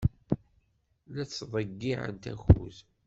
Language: Kabyle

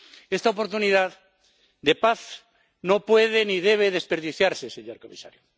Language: Spanish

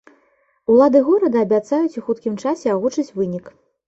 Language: Belarusian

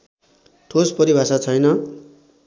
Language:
Nepali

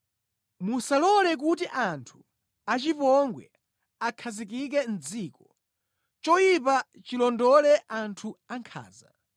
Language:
Nyanja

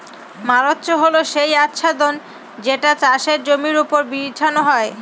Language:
Bangla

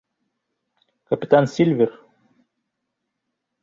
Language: Bashkir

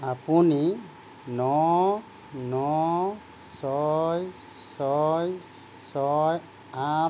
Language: Assamese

